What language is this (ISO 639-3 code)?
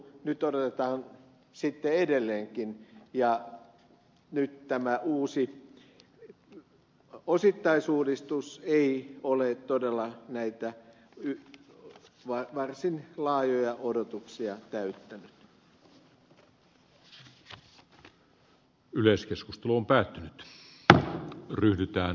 fin